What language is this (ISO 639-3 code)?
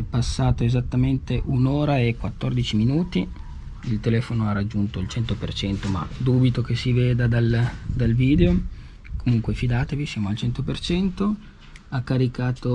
ita